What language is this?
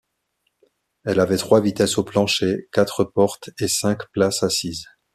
French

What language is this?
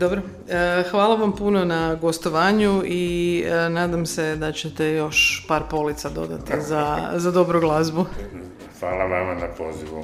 Croatian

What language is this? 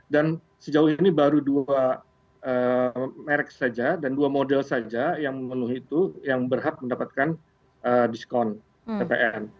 Indonesian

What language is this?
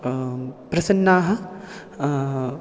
Sanskrit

